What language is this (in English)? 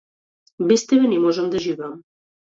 Macedonian